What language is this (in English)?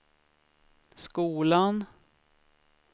Swedish